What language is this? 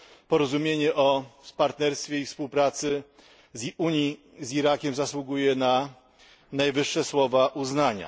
Polish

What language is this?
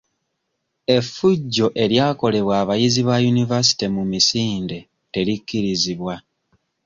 Ganda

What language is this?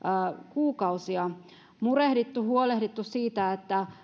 Finnish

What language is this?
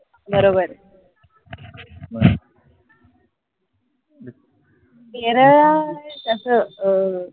Marathi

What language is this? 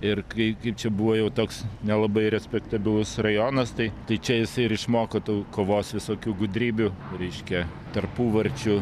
Lithuanian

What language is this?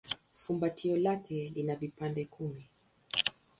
Swahili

